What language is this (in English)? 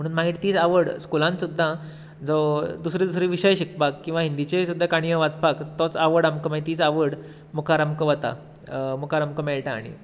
Konkani